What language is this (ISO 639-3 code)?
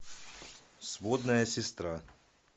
rus